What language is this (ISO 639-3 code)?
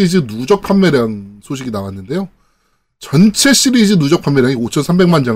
kor